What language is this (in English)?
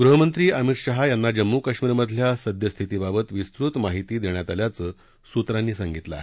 Marathi